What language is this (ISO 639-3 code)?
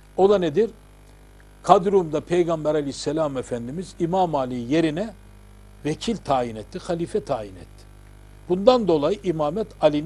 tur